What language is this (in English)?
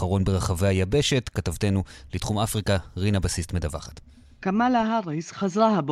Hebrew